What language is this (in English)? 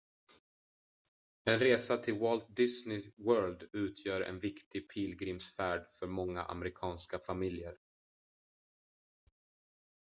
Swedish